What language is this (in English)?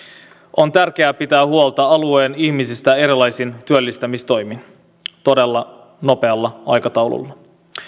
Finnish